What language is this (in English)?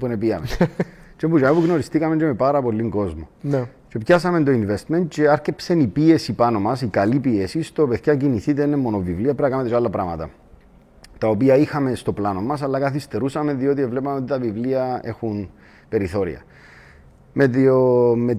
Greek